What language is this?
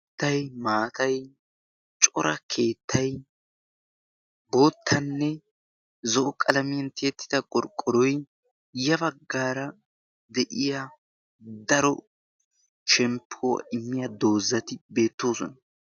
Wolaytta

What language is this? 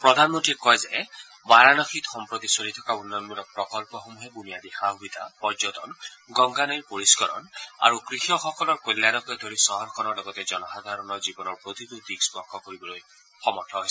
Assamese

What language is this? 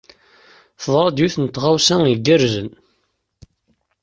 Kabyle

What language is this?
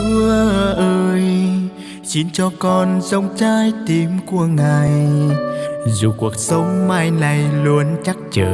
Vietnamese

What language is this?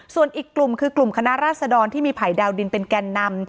Thai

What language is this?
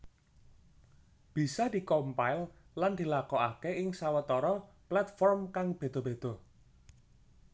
Javanese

